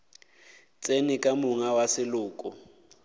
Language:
Northern Sotho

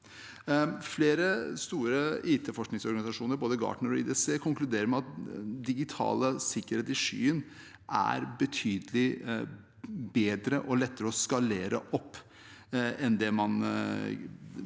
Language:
Norwegian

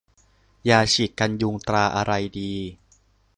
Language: Thai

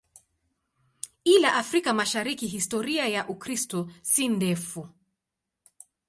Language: Swahili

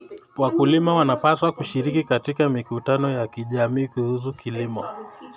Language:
Kalenjin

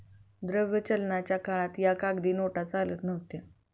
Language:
Marathi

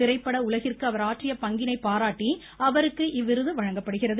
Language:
Tamil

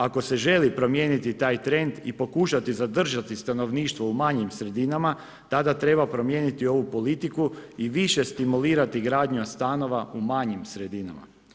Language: Croatian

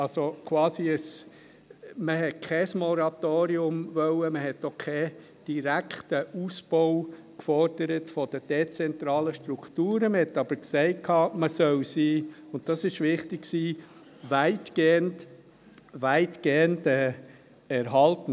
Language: Swiss German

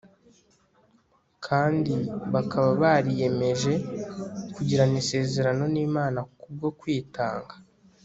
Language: Kinyarwanda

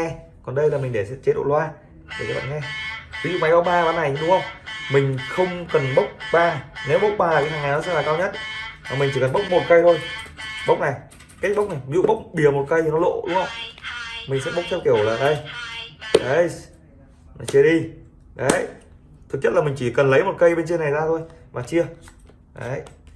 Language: Vietnamese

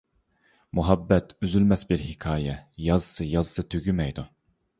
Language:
Uyghur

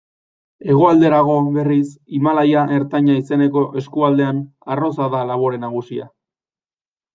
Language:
Basque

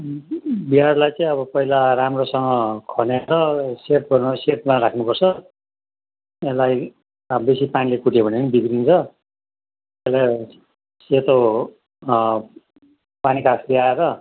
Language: Nepali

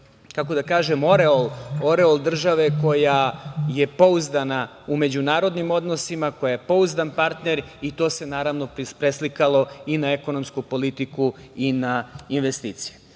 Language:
Serbian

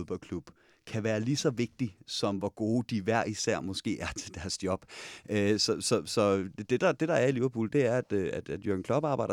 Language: Danish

